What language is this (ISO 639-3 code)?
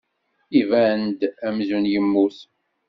kab